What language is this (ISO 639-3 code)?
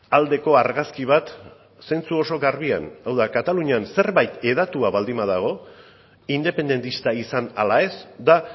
eus